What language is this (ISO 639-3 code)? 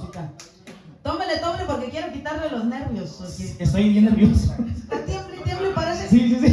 spa